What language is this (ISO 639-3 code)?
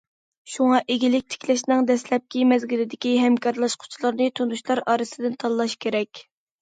uig